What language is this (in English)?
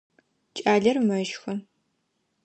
Adyghe